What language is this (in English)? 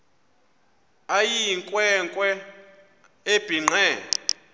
Xhosa